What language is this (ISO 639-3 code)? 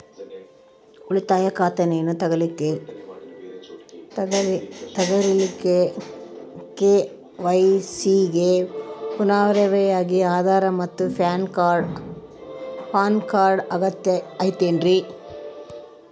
kan